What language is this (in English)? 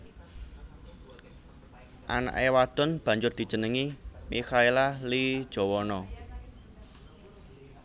Javanese